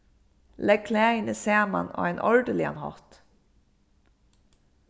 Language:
Faroese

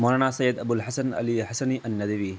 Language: Urdu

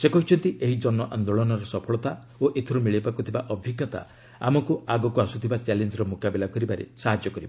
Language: Odia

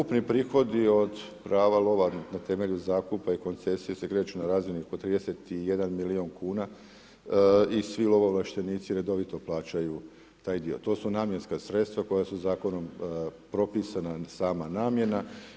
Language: Croatian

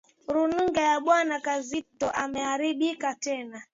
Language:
Swahili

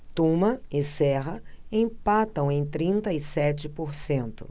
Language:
Portuguese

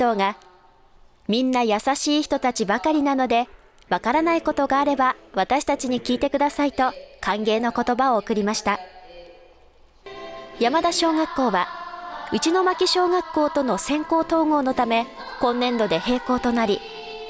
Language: Japanese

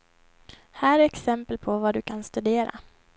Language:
Swedish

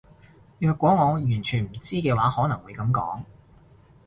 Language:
Cantonese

